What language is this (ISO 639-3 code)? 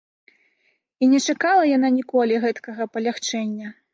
bel